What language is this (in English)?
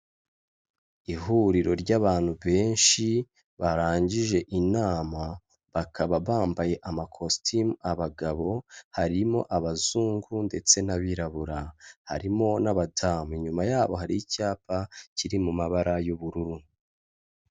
Kinyarwanda